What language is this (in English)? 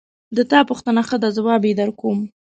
Pashto